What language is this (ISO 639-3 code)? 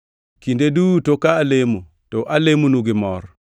luo